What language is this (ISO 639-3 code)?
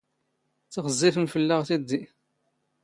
zgh